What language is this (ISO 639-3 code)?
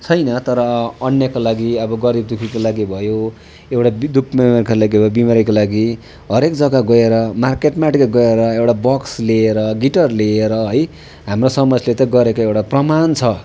nep